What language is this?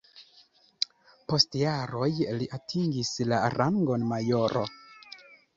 Esperanto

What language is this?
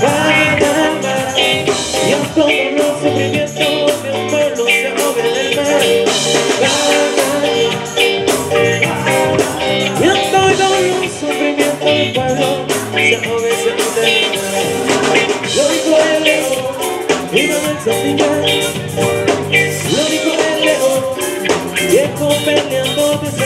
Spanish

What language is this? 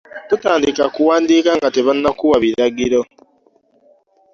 Ganda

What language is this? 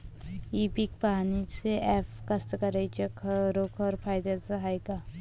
Marathi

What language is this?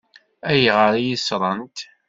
Kabyle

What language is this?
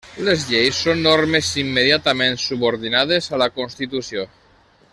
Catalan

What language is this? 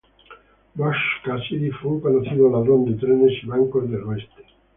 Spanish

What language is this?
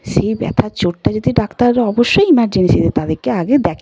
Bangla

